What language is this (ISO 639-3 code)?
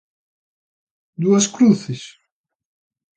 glg